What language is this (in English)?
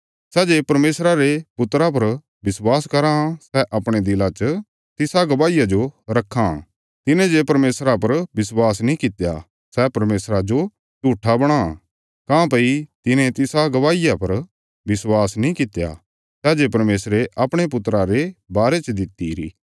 Bilaspuri